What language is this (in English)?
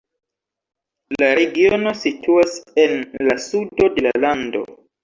Esperanto